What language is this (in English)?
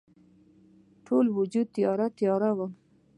Pashto